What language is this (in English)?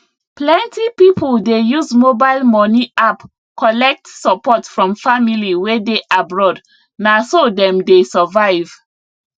Nigerian Pidgin